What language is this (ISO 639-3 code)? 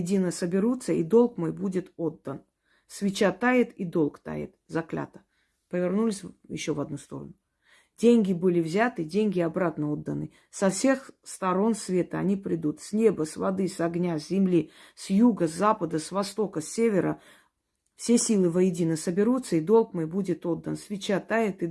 rus